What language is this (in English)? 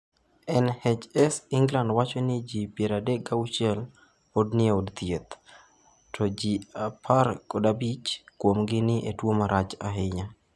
Luo (Kenya and Tanzania)